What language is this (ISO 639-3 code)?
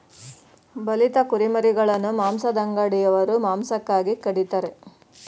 kan